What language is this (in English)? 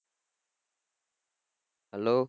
Gujarati